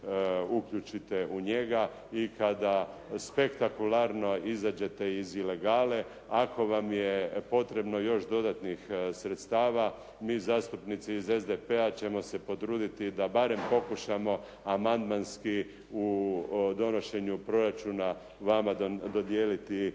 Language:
Croatian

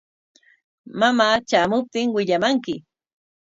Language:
Corongo Ancash Quechua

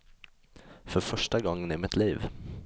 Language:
Swedish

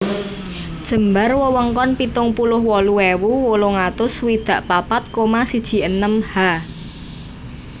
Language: Javanese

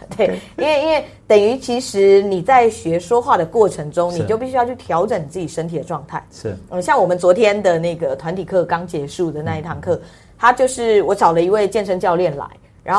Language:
Chinese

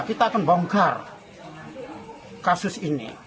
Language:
Indonesian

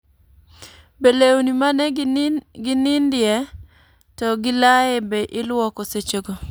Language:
Luo (Kenya and Tanzania)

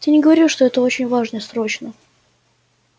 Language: Russian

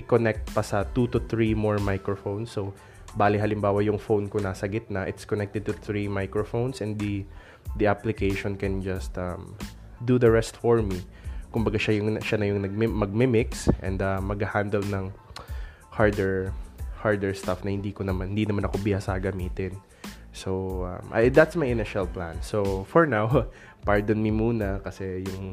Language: Filipino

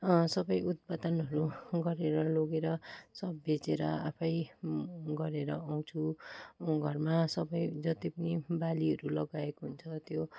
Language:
Nepali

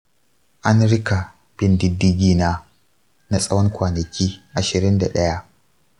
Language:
Hausa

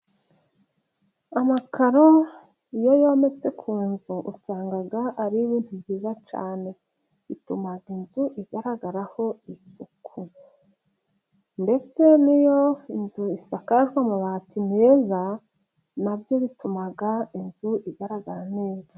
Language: Kinyarwanda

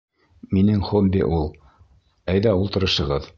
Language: Bashkir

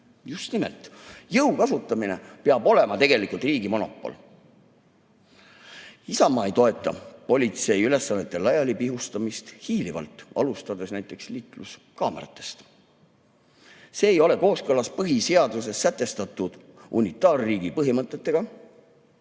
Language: Estonian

